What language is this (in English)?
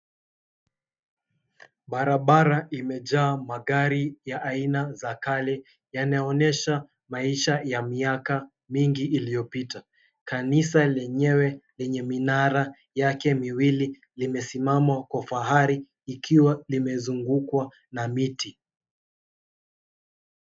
Swahili